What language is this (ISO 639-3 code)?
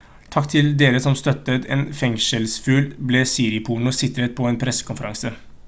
nob